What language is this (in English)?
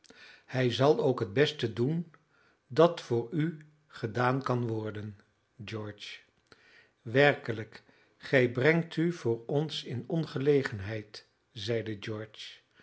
Dutch